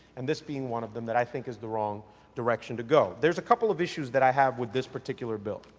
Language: English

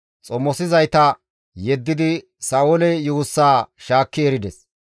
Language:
Gamo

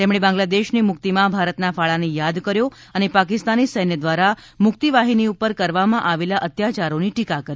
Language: Gujarati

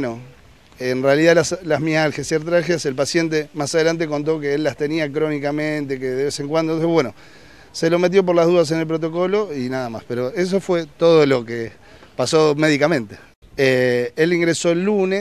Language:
Spanish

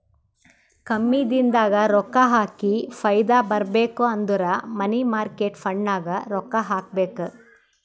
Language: Kannada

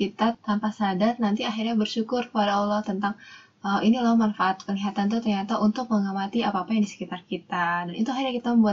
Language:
Indonesian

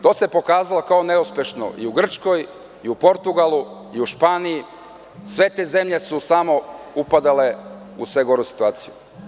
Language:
Serbian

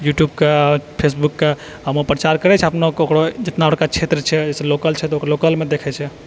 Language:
Maithili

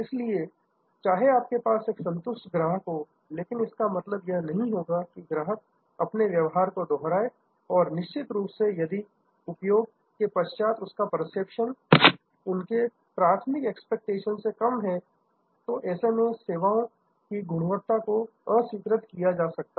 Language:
Hindi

